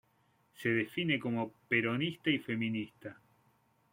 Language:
Spanish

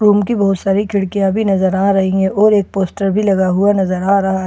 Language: Hindi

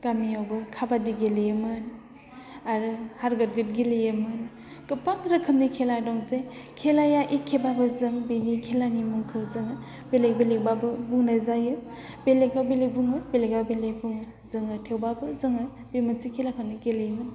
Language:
Bodo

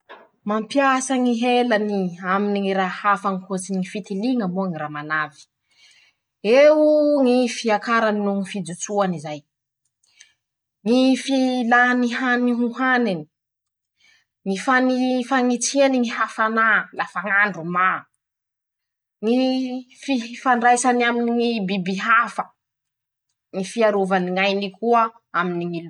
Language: Masikoro Malagasy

